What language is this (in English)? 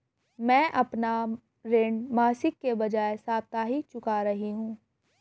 Hindi